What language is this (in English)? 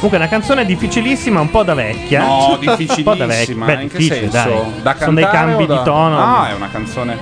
Italian